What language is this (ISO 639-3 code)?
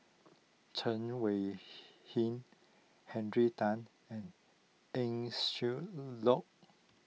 eng